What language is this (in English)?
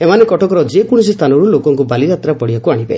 Odia